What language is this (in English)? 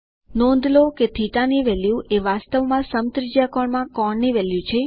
Gujarati